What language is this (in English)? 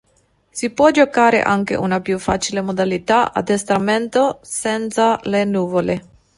Italian